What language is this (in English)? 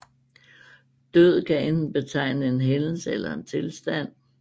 Danish